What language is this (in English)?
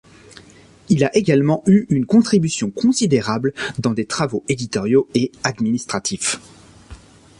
French